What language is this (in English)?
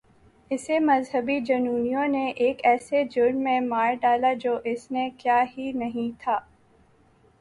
Urdu